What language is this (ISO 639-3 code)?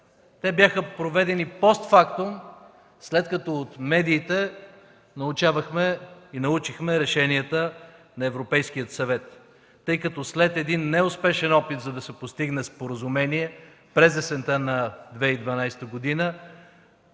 bul